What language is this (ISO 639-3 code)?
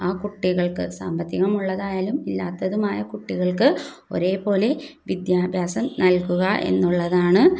mal